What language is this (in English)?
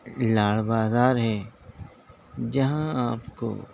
Urdu